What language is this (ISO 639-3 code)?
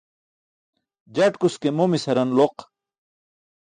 bsk